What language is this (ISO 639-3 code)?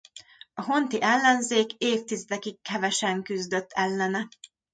hun